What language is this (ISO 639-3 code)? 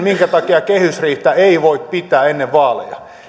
fin